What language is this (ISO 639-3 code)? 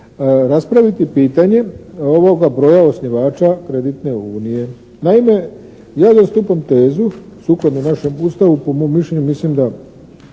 hrv